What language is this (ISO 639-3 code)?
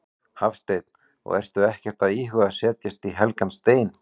isl